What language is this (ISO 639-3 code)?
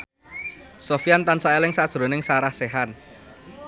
jav